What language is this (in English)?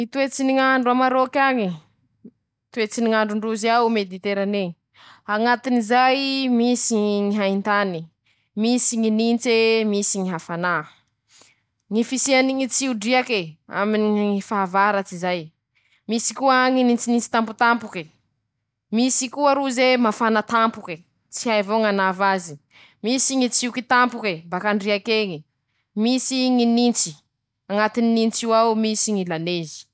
Masikoro Malagasy